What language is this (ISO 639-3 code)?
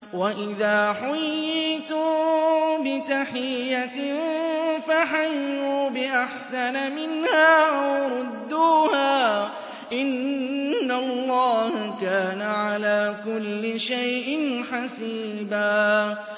ara